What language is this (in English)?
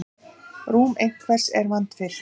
Icelandic